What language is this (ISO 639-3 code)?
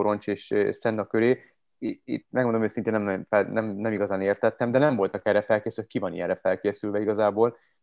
hun